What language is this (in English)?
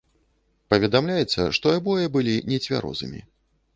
Belarusian